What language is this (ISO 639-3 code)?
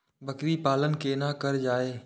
mai